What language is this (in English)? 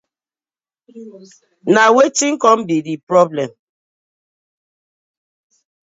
Nigerian Pidgin